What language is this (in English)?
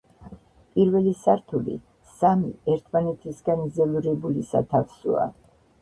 Georgian